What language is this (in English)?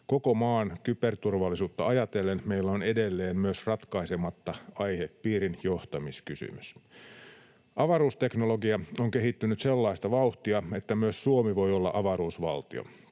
Finnish